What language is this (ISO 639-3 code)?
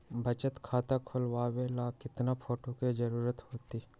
mag